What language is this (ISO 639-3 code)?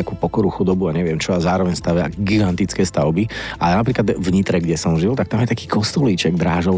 slk